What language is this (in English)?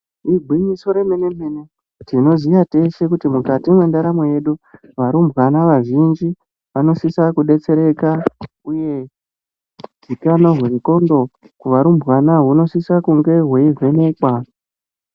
Ndau